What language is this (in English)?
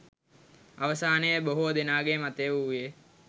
Sinhala